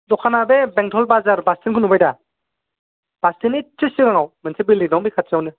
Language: Bodo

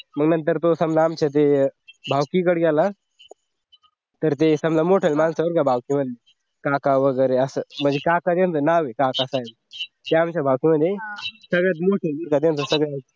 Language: Marathi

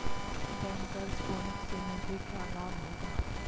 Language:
Hindi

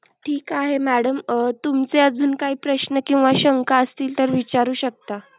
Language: Marathi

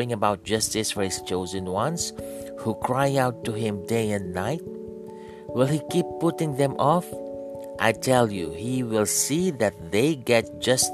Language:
Filipino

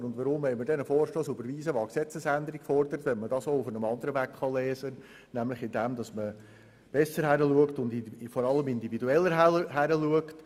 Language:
Swiss German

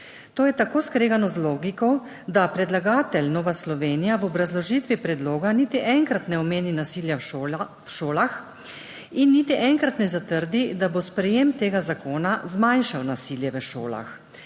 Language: Slovenian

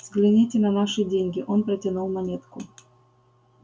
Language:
Russian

